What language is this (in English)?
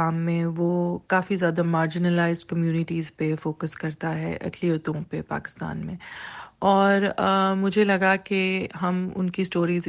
Urdu